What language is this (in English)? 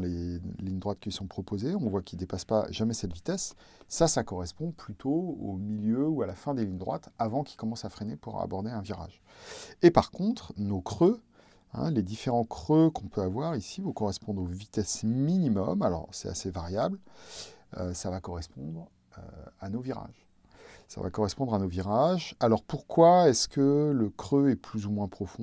French